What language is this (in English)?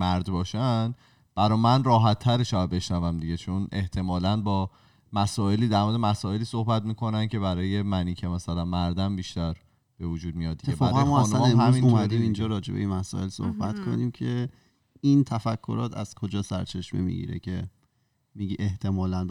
Persian